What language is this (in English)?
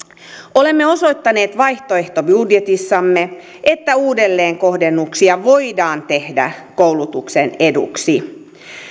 Finnish